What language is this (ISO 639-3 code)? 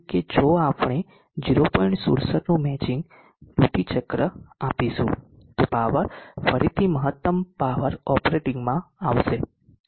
guj